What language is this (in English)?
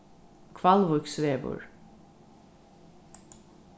Faroese